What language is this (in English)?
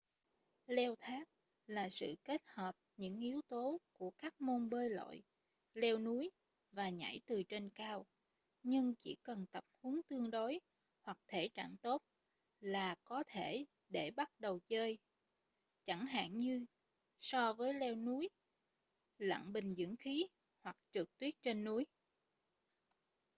Vietnamese